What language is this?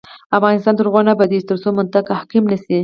Pashto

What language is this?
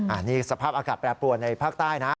Thai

